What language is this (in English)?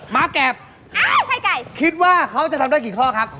Thai